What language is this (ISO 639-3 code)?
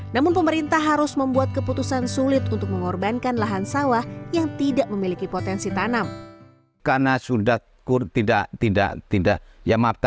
ind